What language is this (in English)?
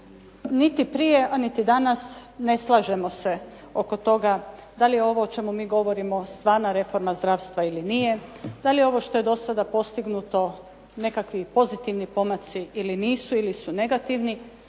Croatian